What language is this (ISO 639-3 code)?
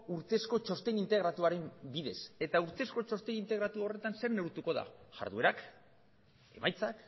eus